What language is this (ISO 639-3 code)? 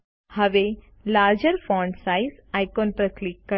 guj